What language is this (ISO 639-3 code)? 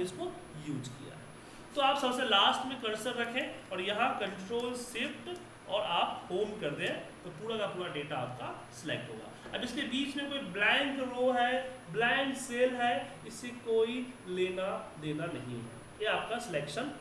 hin